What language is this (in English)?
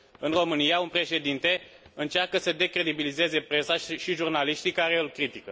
Romanian